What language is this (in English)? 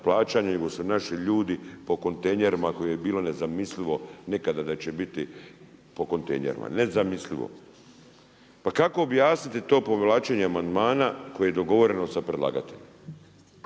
Croatian